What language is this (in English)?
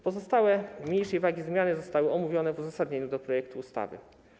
Polish